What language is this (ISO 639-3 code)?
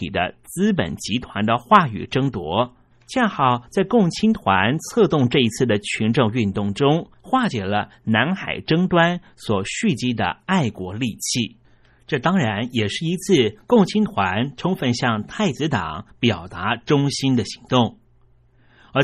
zho